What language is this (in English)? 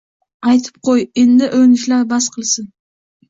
Uzbek